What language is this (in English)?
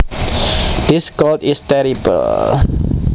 Javanese